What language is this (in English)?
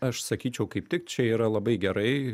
Lithuanian